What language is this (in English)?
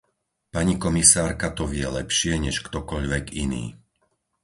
Slovak